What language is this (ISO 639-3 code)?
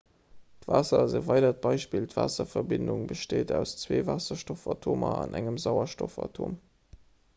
ltz